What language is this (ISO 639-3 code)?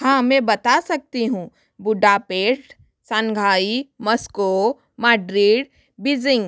hin